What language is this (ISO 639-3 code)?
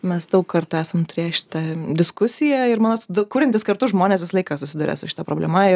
lit